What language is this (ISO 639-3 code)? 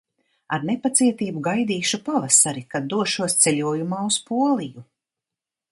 lav